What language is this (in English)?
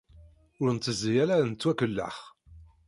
Kabyle